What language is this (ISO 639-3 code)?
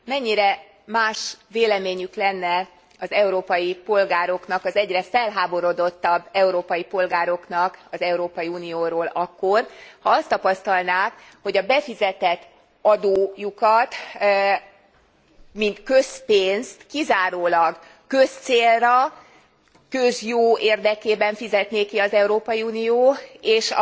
hun